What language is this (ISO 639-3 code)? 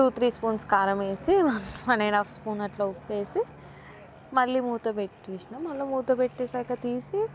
tel